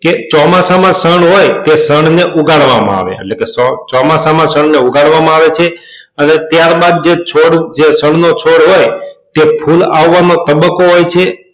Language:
Gujarati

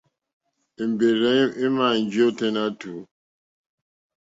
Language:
Mokpwe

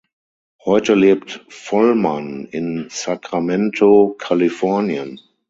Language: German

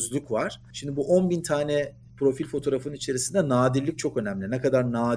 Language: Turkish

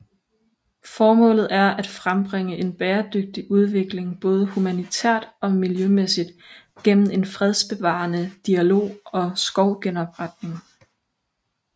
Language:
Danish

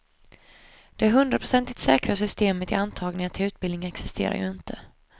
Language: Swedish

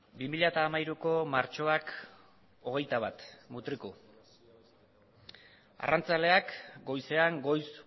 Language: Basque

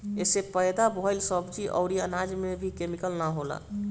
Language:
Bhojpuri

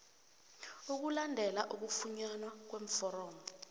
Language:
South Ndebele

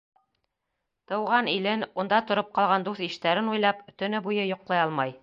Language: Bashkir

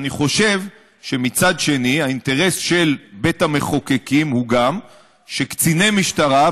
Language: Hebrew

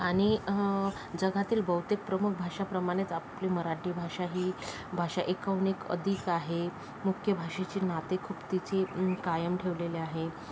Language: Marathi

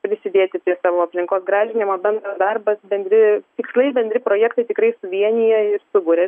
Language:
Lithuanian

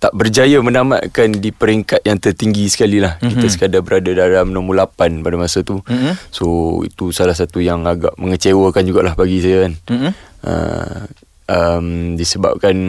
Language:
Malay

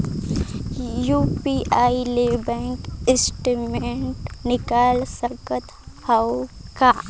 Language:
Chhattisgarhi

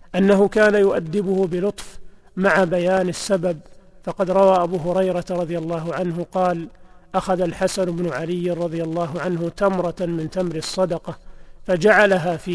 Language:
Arabic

